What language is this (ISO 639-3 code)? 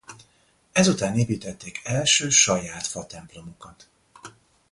hun